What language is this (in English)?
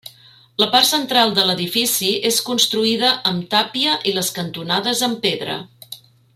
Catalan